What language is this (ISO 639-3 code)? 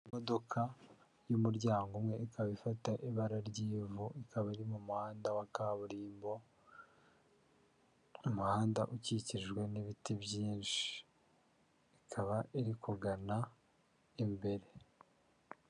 kin